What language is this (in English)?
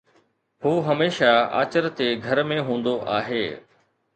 Sindhi